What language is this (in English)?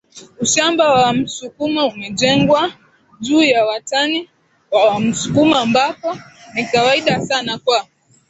Swahili